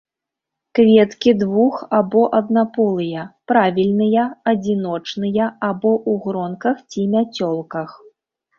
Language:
Belarusian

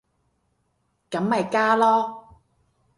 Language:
Cantonese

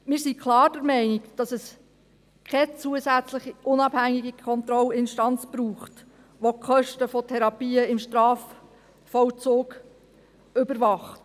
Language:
Swiss German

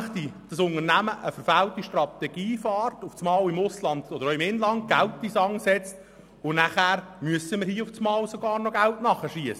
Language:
Swiss German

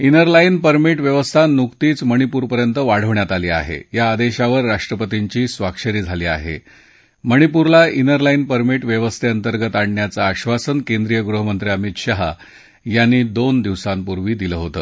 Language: Marathi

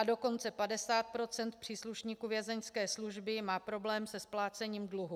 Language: Czech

